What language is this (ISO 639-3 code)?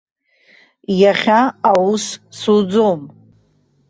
abk